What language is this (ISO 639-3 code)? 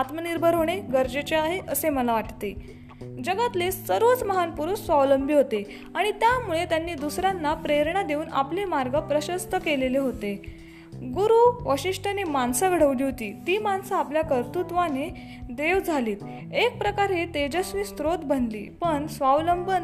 mar